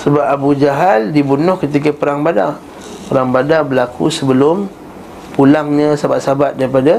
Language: Malay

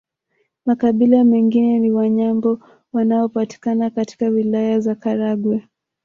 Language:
Swahili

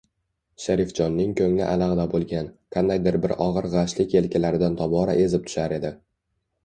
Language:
Uzbek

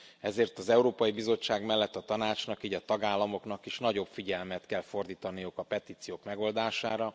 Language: Hungarian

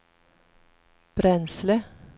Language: Swedish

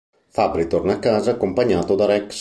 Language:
Italian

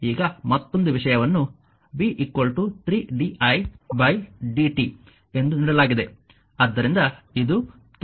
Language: Kannada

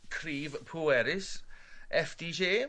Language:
Welsh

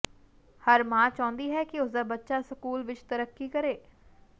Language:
Punjabi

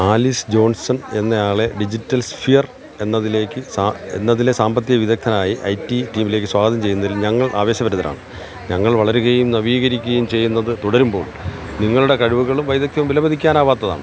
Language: Malayalam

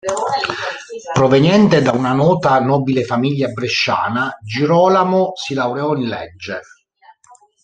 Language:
Italian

